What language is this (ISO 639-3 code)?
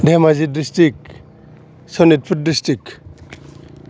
brx